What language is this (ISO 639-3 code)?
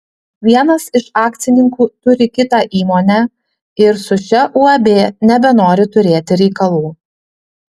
lit